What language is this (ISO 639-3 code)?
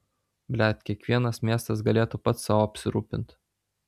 lit